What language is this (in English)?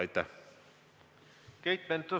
Estonian